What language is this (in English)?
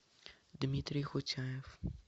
Russian